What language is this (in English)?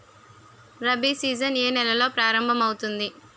Telugu